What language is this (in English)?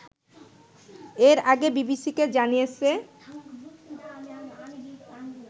Bangla